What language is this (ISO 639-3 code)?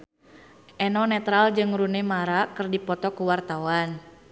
sun